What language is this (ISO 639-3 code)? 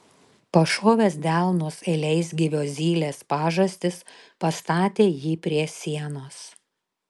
lit